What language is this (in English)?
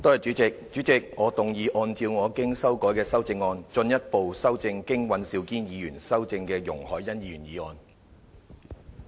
Cantonese